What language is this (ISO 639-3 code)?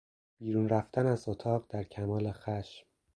fas